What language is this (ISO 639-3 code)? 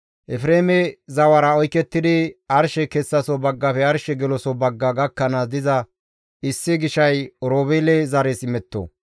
gmv